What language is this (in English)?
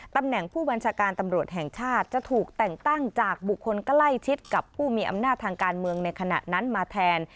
Thai